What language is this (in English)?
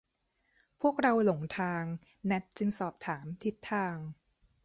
Thai